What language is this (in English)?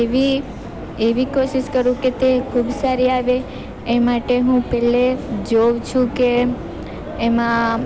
Gujarati